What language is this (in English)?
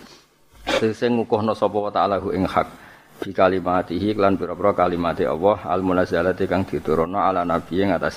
Indonesian